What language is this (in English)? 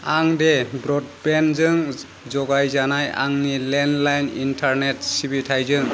Bodo